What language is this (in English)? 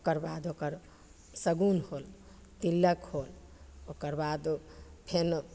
Maithili